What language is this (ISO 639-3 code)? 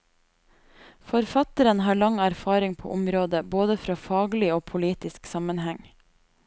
nor